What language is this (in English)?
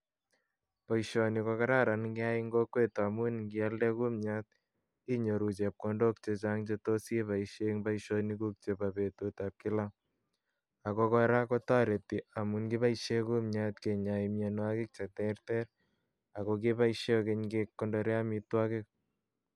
Kalenjin